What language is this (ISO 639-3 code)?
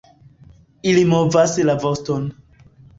epo